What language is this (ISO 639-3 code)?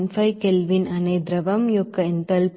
tel